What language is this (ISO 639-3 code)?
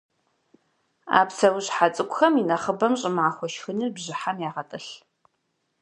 kbd